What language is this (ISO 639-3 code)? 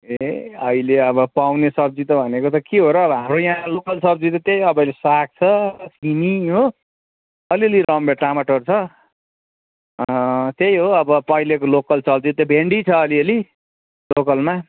nep